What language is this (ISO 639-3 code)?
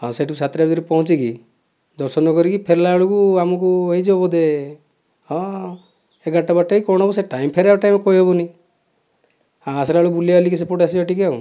ori